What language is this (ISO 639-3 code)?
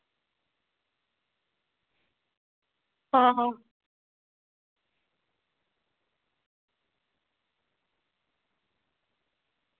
doi